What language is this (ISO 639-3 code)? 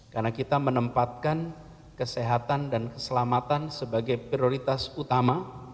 ind